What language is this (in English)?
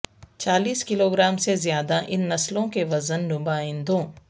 Urdu